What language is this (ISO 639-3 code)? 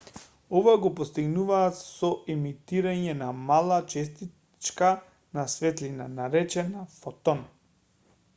mkd